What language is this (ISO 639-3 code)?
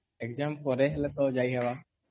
ori